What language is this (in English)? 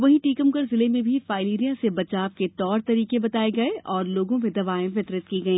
Hindi